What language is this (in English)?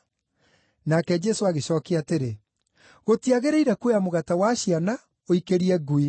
Kikuyu